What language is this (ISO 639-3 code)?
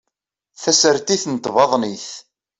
kab